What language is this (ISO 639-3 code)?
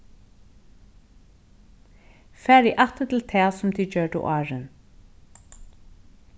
fao